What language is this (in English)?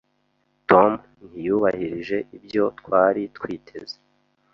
Kinyarwanda